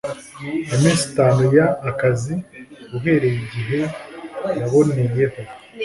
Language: Kinyarwanda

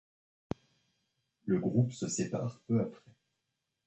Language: French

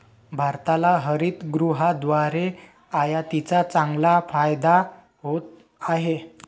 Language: Marathi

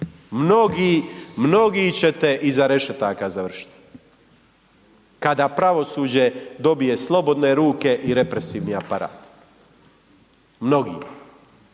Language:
Croatian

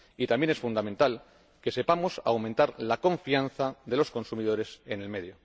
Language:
Spanish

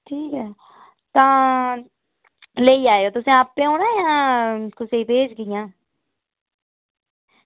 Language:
Dogri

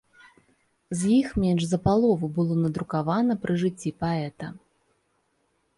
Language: Belarusian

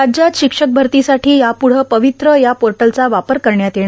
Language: Marathi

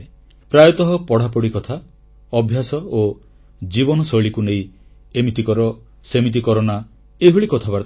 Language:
Odia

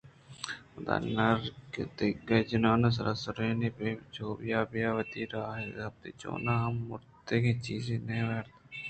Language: Eastern Balochi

